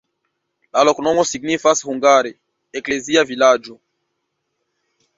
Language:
Esperanto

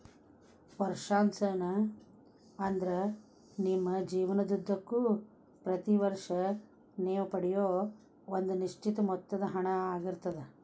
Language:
Kannada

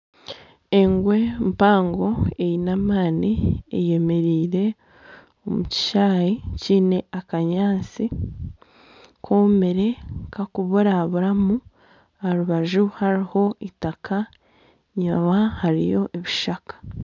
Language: Nyankole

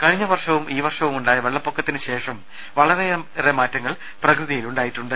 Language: Malayalam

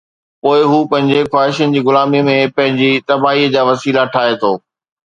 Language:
Sindhi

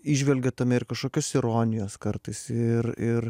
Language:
Lithuanian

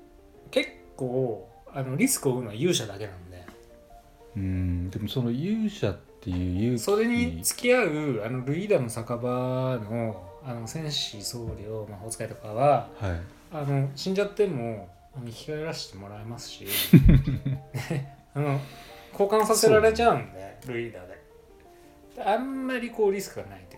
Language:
Japanese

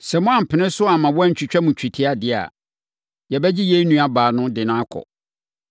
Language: Akan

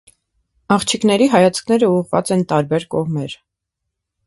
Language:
Armenian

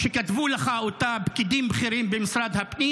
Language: Hebrew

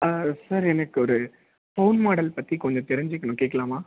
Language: Tamil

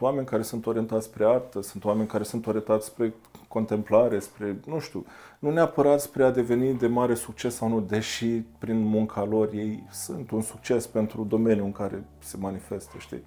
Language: Romanian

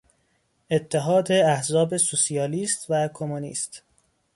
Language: Persian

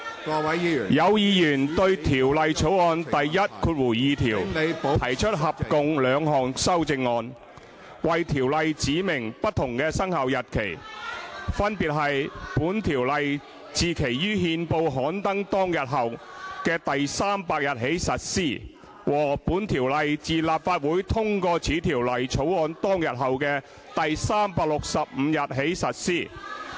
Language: Cantonese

